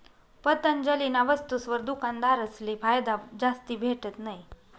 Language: Marathi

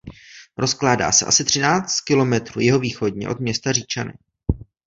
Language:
Czech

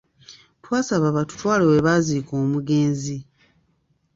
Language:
Ganda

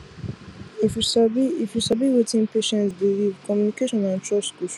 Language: Nigerian Pidgin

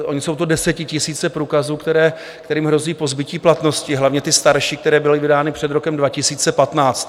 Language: Czech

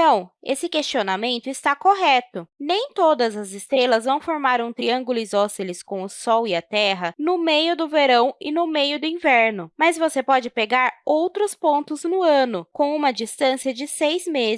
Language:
Portuguese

